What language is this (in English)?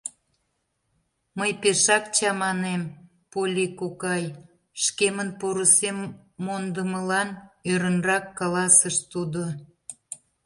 Mari